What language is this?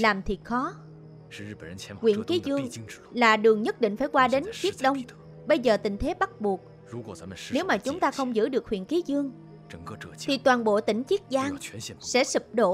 Vietnamese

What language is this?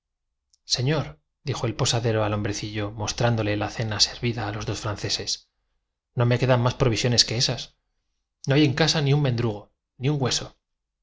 Spanish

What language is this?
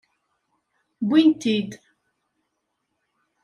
Kabyle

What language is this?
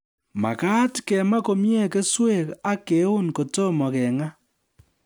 Kalenjin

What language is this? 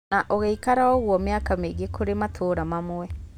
Kikuyu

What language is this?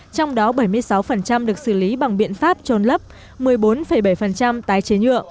Vietnamese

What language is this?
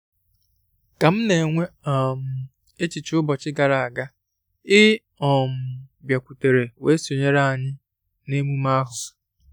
Igbo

